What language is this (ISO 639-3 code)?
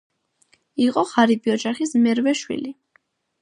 kat